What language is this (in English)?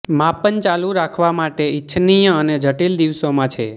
Gujarati